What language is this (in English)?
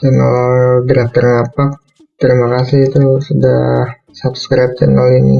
Indonesian